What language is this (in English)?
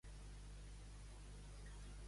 Catalan